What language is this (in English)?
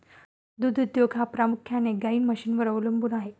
Marathi